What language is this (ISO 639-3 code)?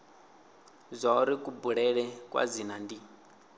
ven